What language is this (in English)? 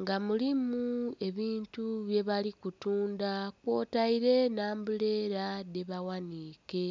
Soga